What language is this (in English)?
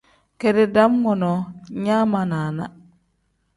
Tem